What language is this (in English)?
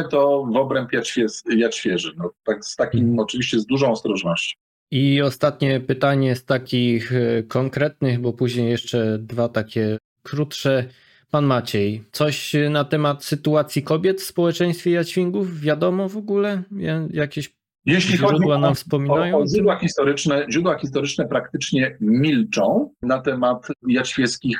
Polish